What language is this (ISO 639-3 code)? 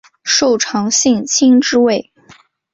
zho